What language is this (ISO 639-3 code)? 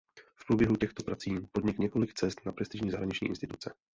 ces